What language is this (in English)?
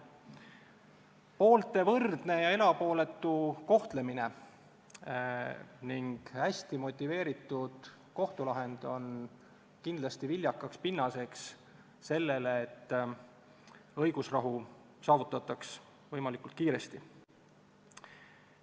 Estonian